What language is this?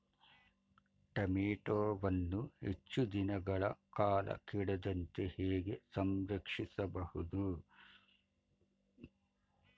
Kannada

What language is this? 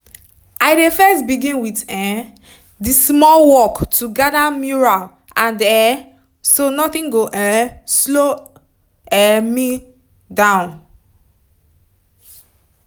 Nigerian Pidgin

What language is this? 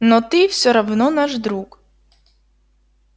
Russian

